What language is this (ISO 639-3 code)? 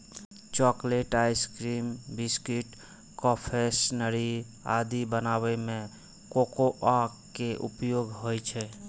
mai